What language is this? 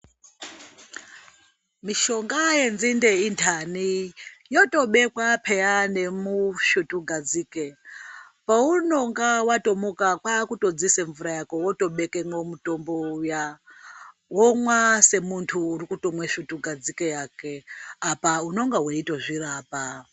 Ndau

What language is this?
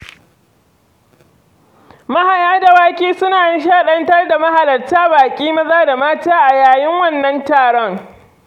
Hausa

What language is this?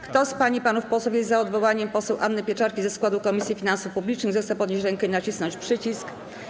Polish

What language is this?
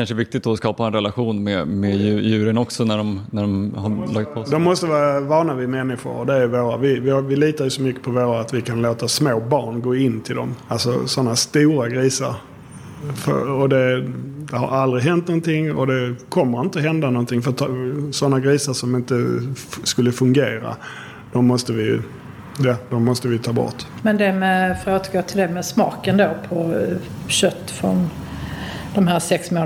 Swedish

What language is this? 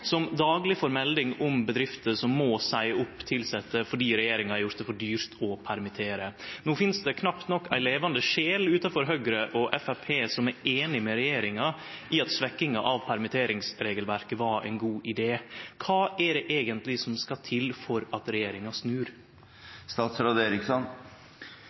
Norwegian Nynorsk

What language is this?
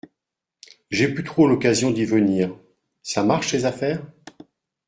French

